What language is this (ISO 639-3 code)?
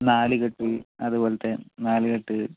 mal